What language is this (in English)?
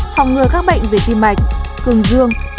Vietnamese